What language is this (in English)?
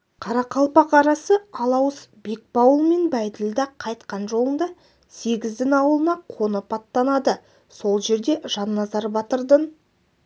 Kazakh